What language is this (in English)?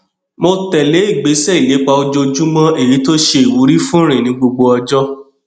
Yoruba